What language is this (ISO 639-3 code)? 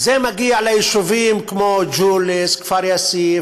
heb